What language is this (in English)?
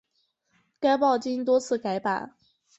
Chinese